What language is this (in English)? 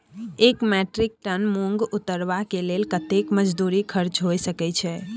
Maithili